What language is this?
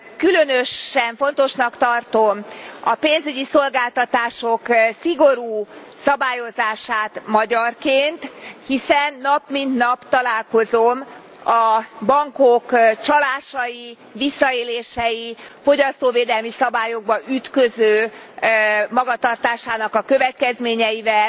Hungarian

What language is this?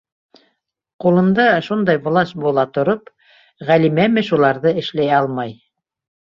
Bashkir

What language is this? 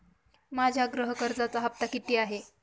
Marathi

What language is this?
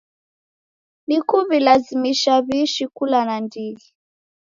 Taita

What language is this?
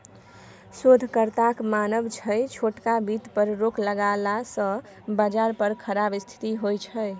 Maithili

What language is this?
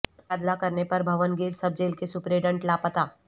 Urdu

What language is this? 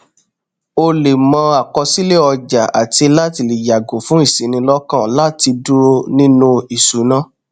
Yoruba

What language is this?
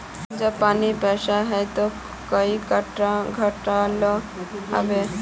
Magahi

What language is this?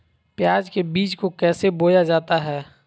Magahi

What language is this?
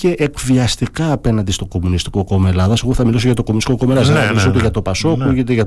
Greek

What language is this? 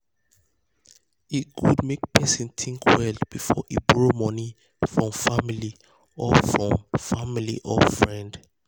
Nigerian Pidgin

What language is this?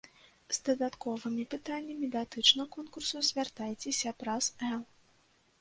Belarusian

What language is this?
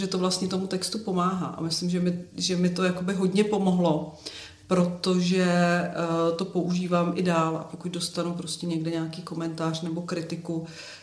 Czech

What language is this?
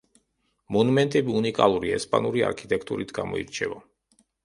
Georgian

